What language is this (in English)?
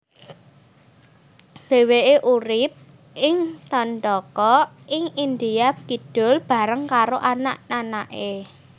Javanese